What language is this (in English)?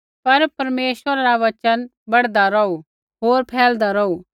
Kullu Pahari